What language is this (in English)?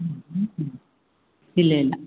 Malayalam